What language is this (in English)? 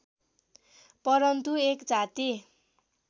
Nepali